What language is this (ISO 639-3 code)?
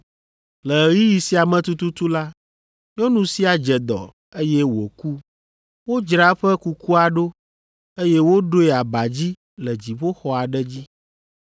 ewe